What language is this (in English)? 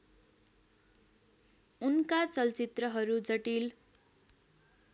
Nepali